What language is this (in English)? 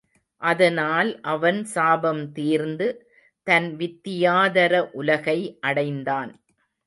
Tamil